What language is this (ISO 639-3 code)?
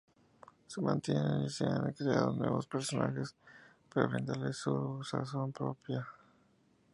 spa